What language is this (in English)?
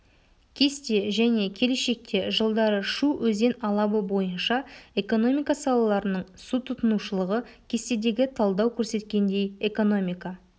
Kazakh